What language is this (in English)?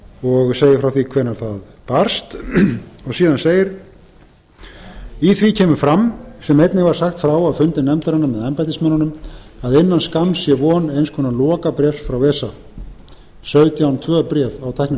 Icelandic